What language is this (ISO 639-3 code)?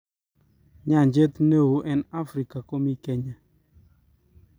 kln